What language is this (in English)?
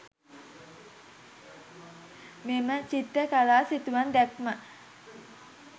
Sinhala